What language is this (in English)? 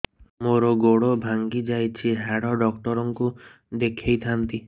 Odia